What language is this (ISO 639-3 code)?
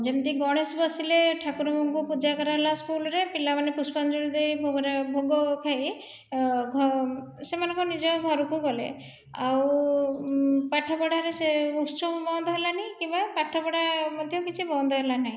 ori